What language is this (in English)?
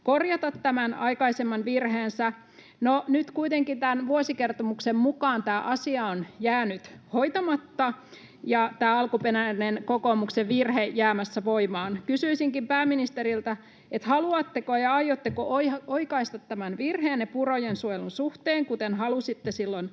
Finnish